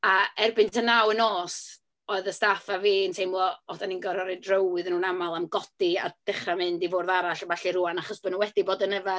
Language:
Welsh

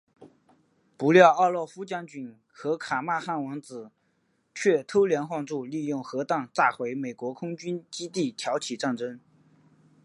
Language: Chinese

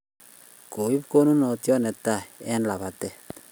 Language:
Kalenjin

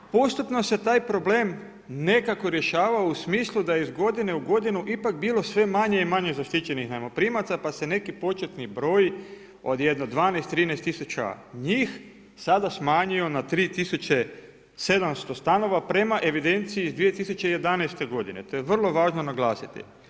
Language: Croatian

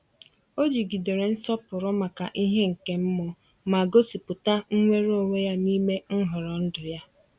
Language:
Igbo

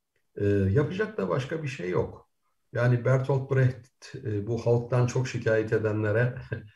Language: Turkish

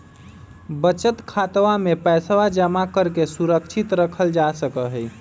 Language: Magahi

